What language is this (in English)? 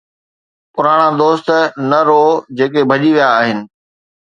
Sindhi